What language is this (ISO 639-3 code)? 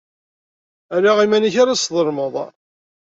kab